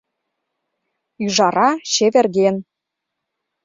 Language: Mari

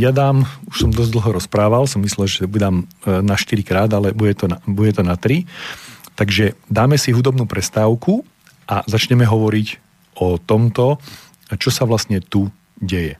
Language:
Slovak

